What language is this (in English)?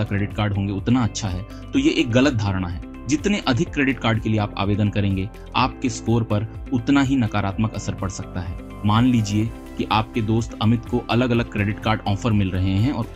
Hindi